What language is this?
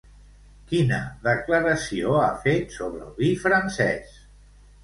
Catalan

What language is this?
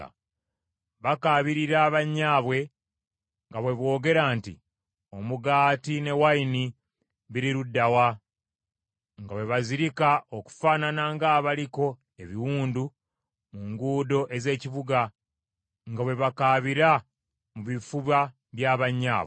Ganda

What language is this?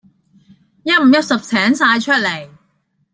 Cantonese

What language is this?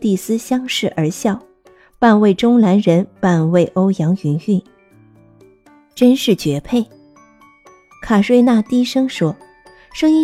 Chinese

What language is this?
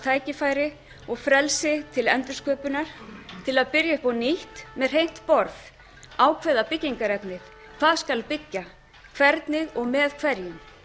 Icelandic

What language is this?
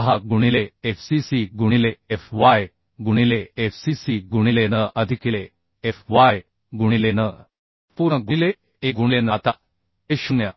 Marathi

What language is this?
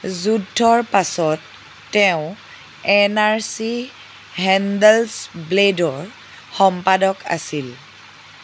Assamese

